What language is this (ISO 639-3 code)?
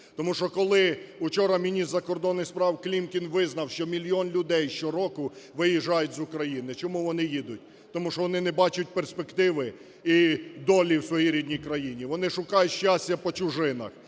ukr